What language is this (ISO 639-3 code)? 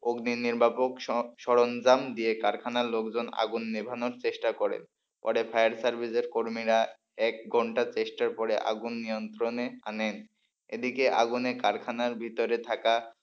ben